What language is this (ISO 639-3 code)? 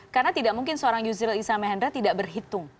ind